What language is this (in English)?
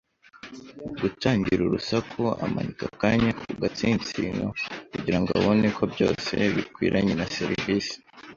Kinyarwanda